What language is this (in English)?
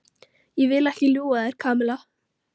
Icelandic